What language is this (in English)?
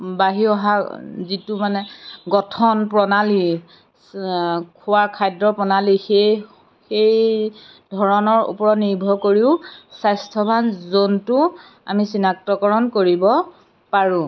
Assamese